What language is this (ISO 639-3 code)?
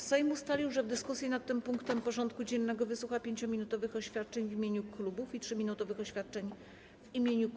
pol